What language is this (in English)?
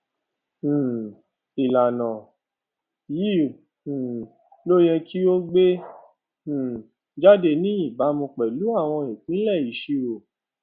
Yoruba